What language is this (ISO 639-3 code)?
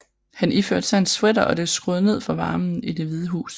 dan